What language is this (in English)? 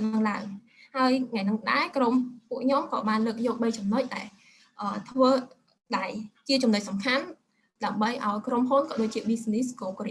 Vietnamese